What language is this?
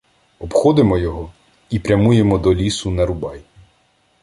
Ukrainian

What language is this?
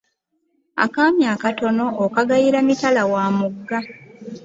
Ganda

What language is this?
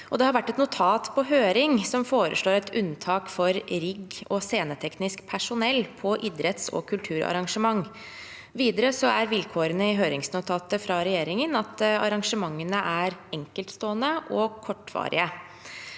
Norwegian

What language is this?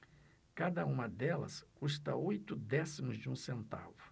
Portuguese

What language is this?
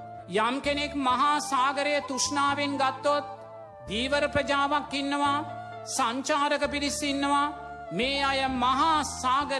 Sinhala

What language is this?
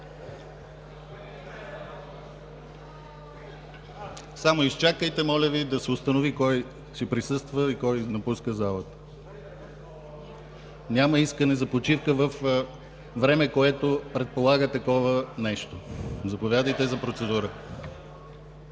Bulgarian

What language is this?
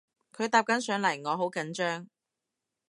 Cantonese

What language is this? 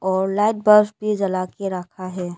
Hindi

